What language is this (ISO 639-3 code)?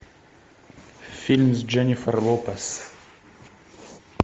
rus